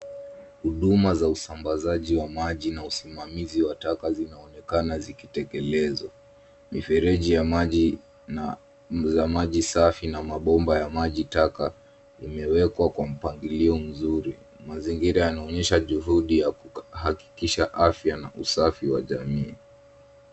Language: Swahili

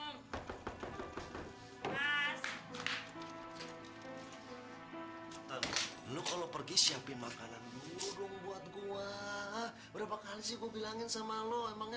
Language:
Indonesian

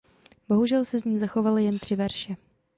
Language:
Czech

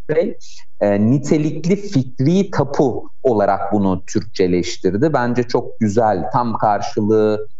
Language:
Turkish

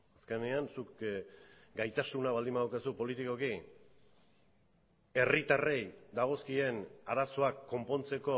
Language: Basque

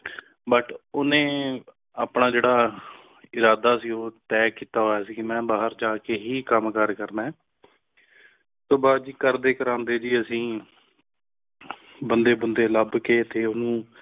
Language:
Punjabi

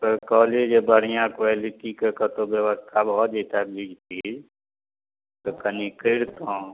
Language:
Maithili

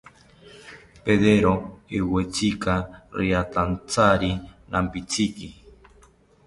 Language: South Ucayali Ashéninka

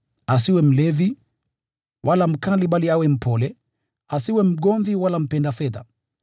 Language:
Swahili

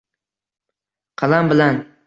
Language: Uzbek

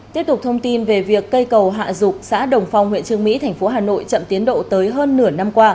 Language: Vietnamese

